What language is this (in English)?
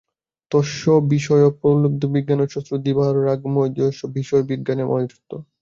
Bangla